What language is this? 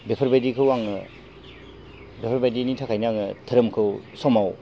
Bodo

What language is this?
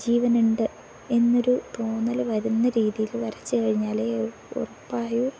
Malayalam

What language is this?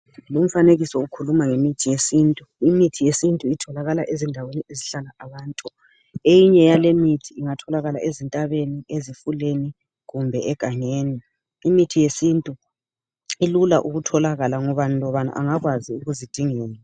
North Ndebele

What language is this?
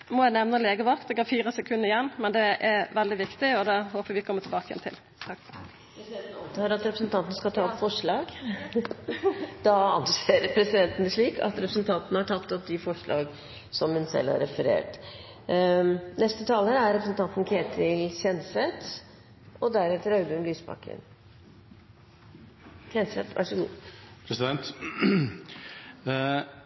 Norwegian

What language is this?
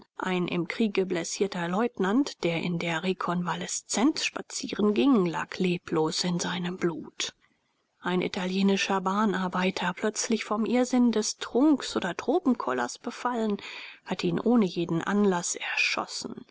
German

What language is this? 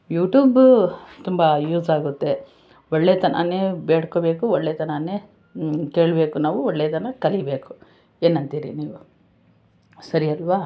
Kannada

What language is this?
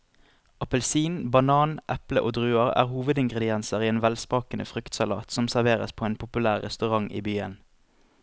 Norwegian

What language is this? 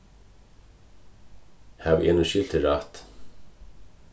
Faroese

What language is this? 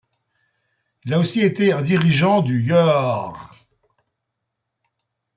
French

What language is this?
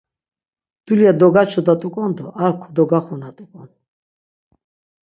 Laz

